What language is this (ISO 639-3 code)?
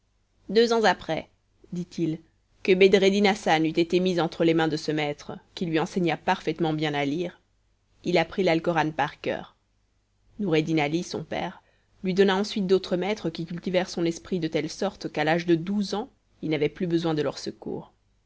fra